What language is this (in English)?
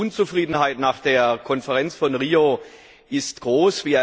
German